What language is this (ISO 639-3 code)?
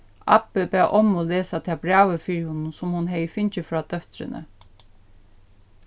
fao